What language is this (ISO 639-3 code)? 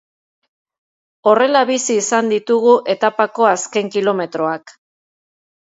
eus